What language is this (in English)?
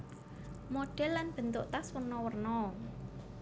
Javanese